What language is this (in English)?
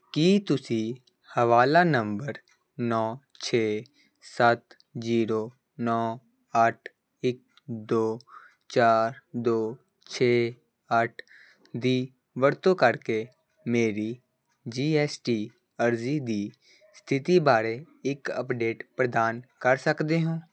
Punjabi